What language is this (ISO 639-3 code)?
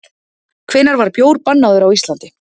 isl